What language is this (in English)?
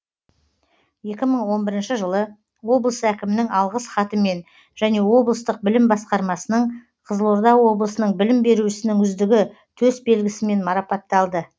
Kazakh